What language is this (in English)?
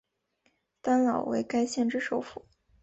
Chinese